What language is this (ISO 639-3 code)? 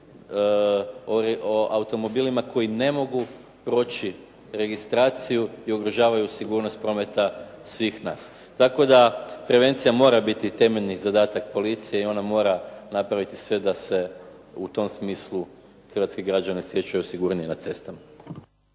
hrv